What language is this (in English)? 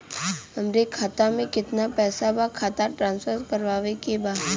Bhojpuri